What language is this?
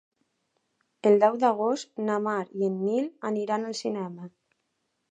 Catalan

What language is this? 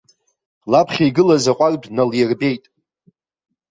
Abkhazian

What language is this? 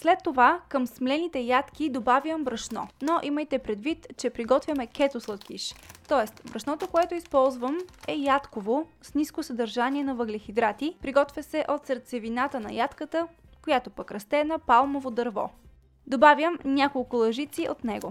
Bulgarian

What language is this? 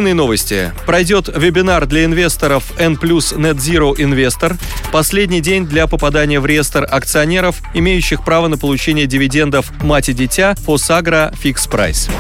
Russian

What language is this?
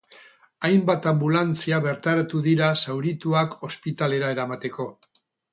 Basque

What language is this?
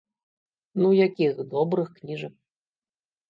Belarusian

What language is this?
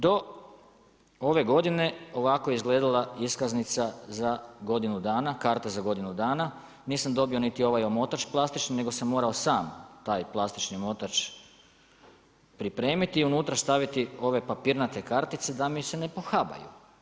Croatian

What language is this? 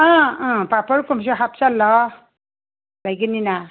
Manipuri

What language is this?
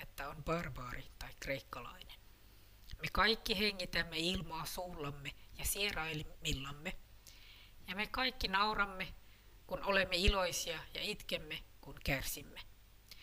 Finnish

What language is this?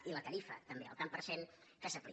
Catalan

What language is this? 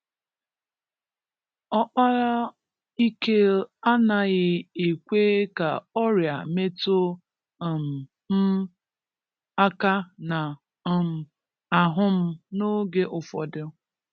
Igbo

